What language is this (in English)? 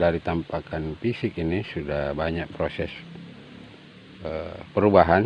Indonesian